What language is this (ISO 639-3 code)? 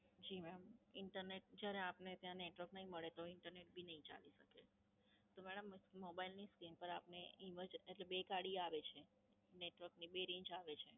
guj